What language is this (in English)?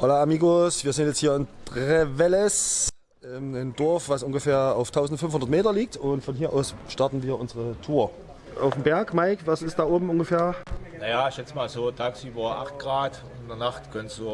German